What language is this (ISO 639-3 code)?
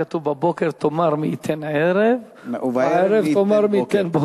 heb